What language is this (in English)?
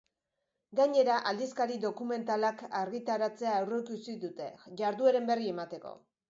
Basque